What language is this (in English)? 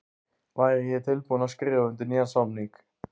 Icelandic